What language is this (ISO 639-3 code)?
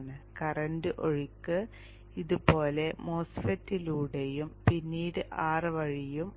mal